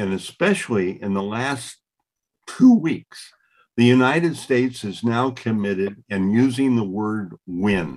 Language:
Finnish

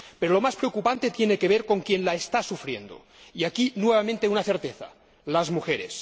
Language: Spanish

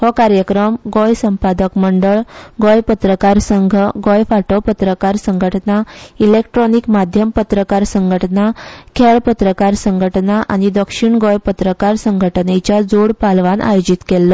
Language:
Konkani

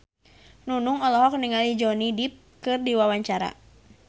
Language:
Sundanese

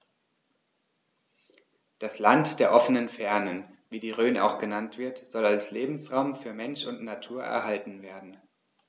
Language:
German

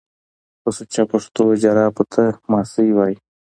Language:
Pashto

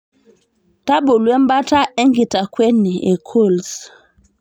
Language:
Masai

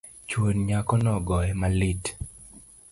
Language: Luo (Kenya and Tanzania)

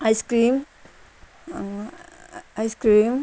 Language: Nepali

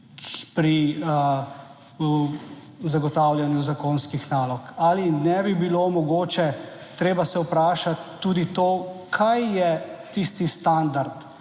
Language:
Slovenian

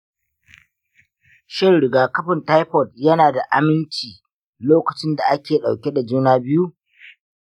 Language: Hausa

